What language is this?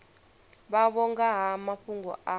Venda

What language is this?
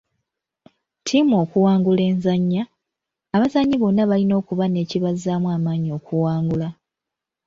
Ganda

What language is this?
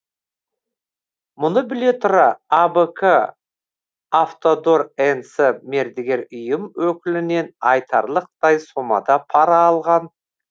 Kazakh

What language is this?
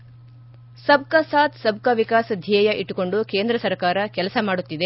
Kannada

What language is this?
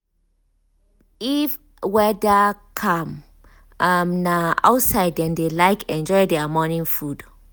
Nigerian Pidgin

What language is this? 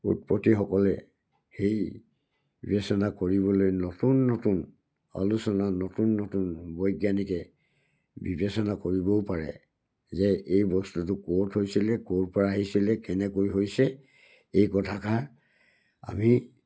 Assamese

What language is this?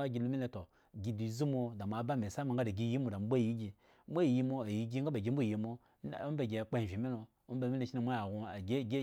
Eggon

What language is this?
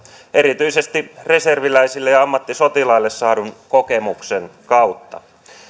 Finnish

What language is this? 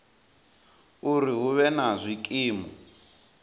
Venda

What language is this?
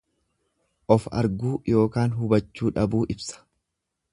Oromo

